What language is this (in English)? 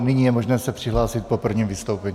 Czech